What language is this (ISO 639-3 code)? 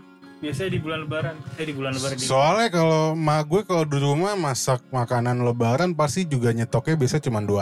ind